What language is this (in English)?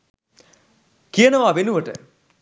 Sinhala